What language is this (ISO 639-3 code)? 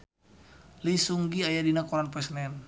sun